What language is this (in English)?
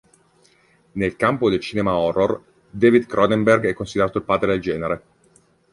Italian